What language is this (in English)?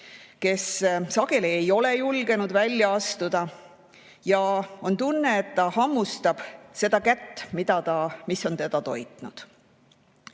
Estonian